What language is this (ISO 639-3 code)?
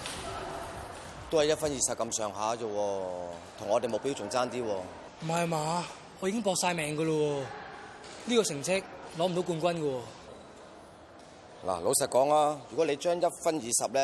zho